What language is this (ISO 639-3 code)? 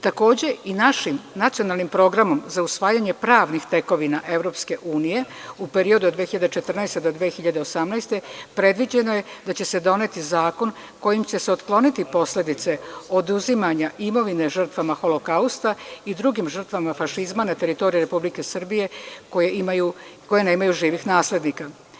srp